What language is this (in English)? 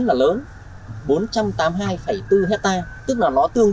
Vietnamese